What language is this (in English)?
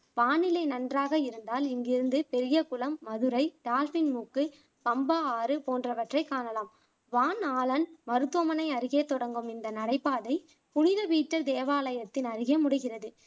Tamil